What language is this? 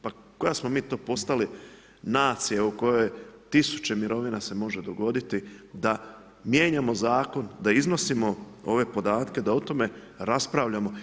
Croatian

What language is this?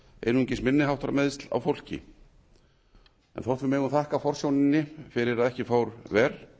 Icelandic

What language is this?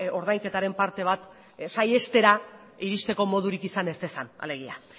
Basque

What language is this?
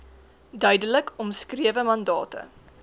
Afrikaans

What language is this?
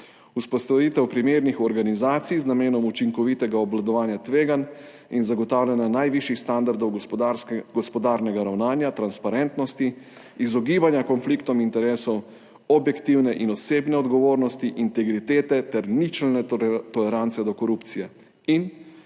Slovenian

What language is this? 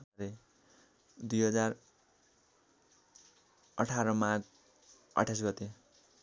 Nepali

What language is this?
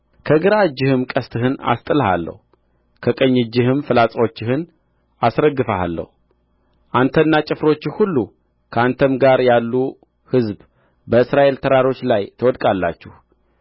Amharic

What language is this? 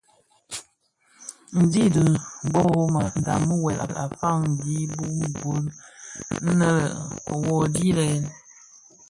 Bafia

